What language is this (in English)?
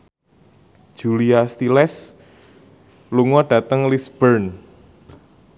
Javanese